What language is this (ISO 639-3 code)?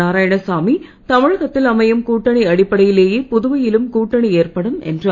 tam